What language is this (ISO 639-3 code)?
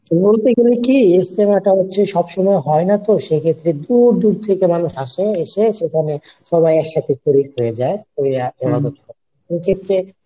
ben